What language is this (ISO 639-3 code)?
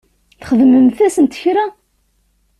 kab